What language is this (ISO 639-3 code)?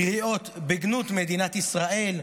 heb